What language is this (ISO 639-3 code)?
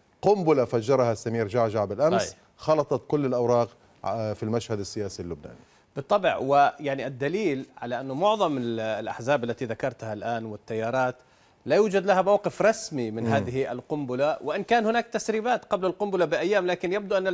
ara